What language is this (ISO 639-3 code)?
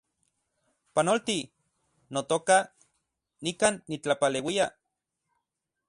ncx